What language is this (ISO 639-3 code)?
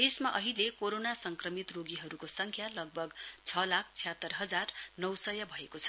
nep